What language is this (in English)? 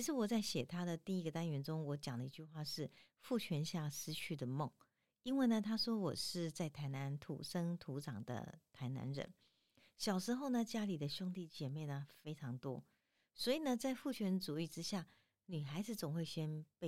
Chinese